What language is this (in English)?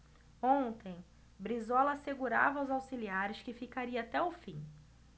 Portuguese